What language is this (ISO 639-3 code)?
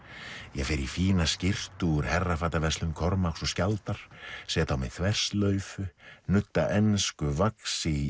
isl